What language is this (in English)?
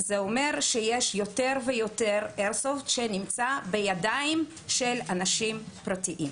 Hebrew